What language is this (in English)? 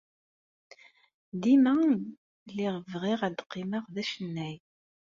Kabyle